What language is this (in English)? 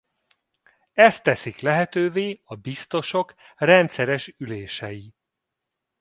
Hungarian